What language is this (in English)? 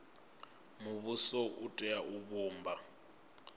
Venda